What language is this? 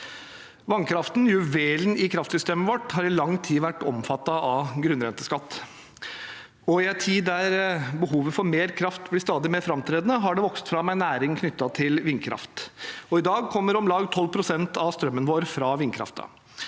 Norwegian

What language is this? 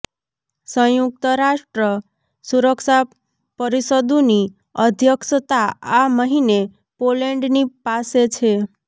Gujarati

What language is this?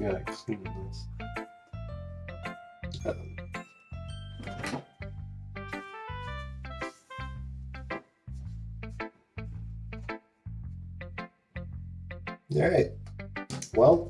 English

